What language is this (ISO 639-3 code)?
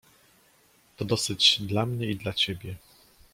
pol